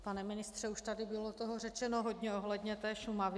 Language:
Czech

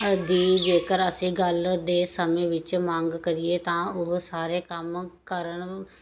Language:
Punjabi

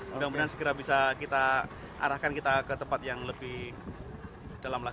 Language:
Indonesian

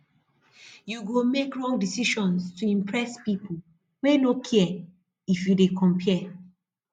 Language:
Nigerian Pidgin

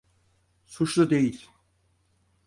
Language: Turkish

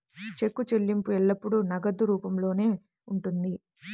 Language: Telugu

